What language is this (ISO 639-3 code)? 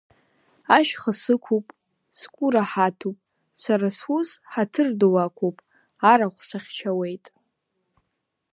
abk